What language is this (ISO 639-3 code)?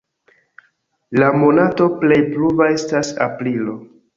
epo